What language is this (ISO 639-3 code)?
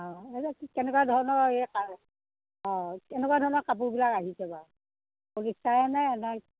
asm